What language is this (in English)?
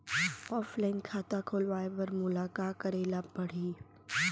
Chhattisgarhi